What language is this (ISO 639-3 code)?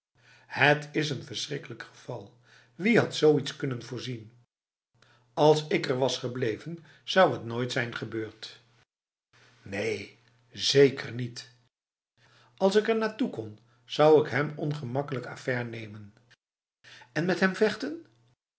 nld